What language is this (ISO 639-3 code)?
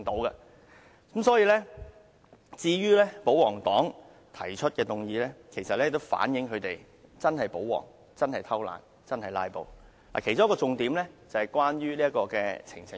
yue